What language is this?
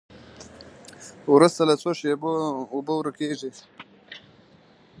Pashto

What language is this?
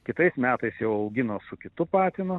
Lithuanian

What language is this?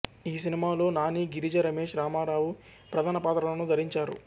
Telugu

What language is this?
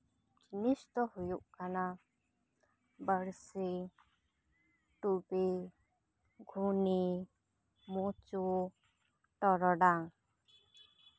Santali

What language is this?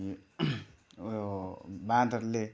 Nepali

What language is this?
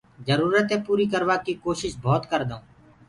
Gurgula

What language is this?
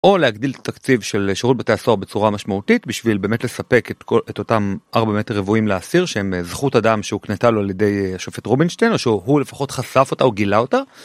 Hebrew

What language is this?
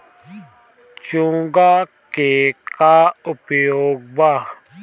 Bhojpuri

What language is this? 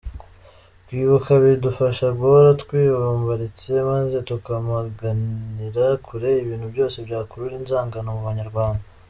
Kinyarwanda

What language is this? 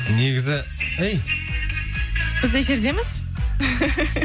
Kazakh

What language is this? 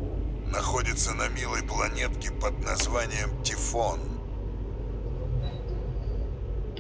Russian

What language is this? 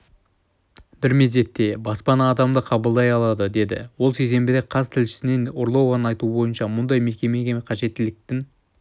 Kazakh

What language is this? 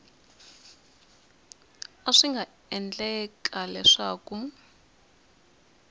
Tsonga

